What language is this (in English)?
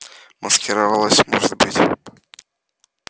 Russian